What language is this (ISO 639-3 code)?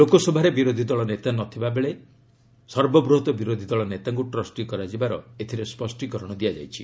ori